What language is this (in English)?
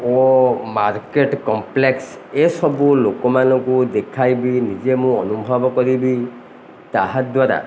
Odia